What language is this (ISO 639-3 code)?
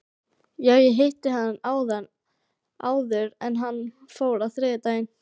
isl